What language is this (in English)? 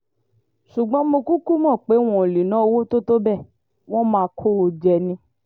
Yoruba